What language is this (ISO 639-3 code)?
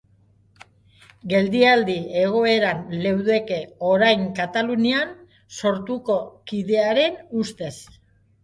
eus